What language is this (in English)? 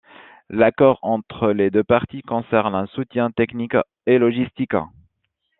French